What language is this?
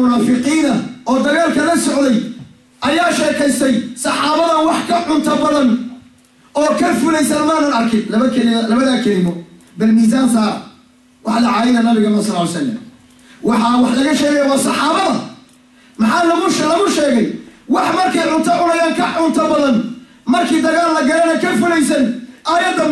Arabic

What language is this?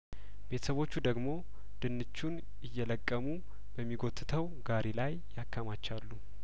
Amharic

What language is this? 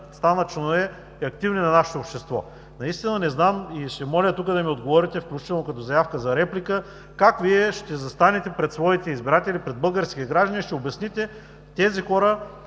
Bulgarian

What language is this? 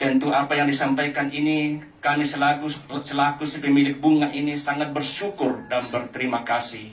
Indonesian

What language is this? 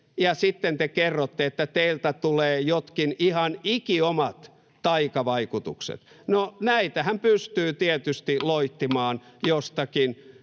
Finnish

